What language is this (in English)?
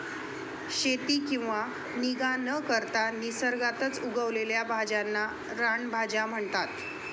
Marathi